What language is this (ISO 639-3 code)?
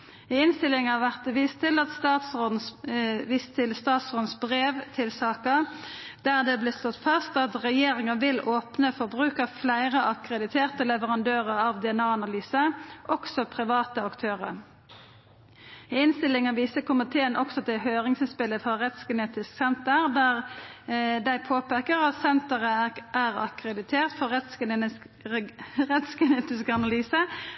nno